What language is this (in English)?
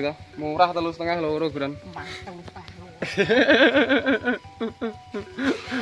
Indonesian